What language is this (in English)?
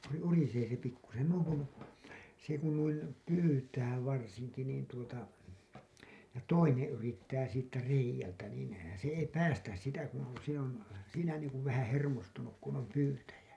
Finnish